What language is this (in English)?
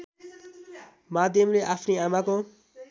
Nepali